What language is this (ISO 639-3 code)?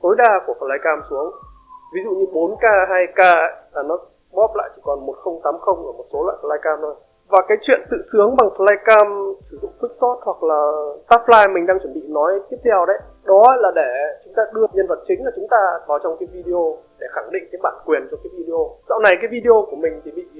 vie